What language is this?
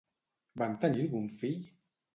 Catalan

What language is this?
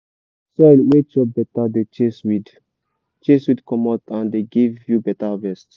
Nigerian Pidgin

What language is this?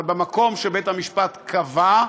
Hebrew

